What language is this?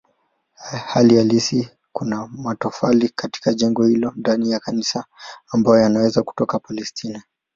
Swahili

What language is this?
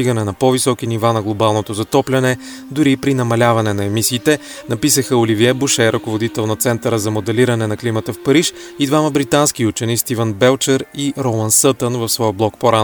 Bulgarian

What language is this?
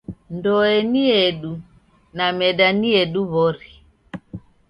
Taita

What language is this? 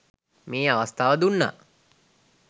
Sinhala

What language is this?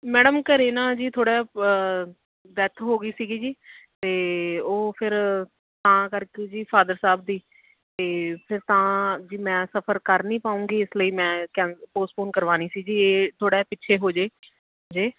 Punjabi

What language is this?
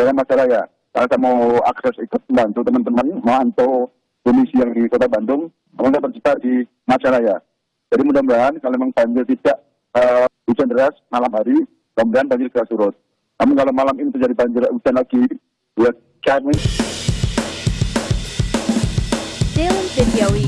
Indonesian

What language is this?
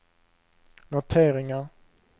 Swedish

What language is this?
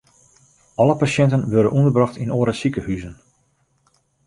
Western Frisian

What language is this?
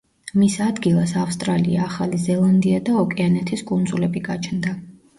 Georgian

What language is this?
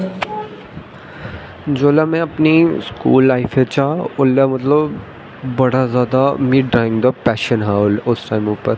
Dogri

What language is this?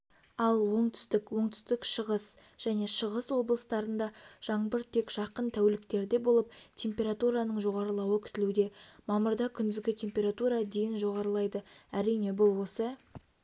Kazakh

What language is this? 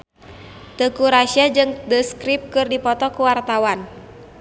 Sundanese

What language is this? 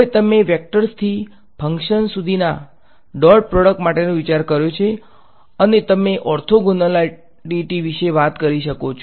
Gujarati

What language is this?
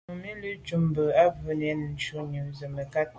Medumba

